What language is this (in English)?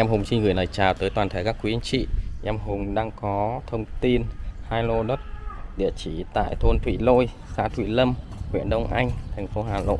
Vietnamese